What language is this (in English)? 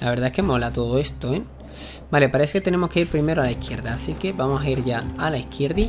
Spanish